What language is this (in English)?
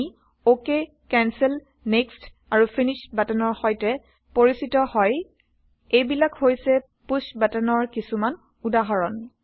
Assamese